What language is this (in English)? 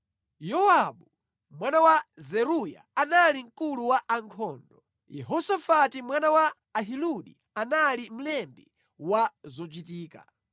Nyanja